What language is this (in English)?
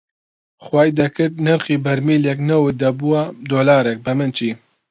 Central Kurdish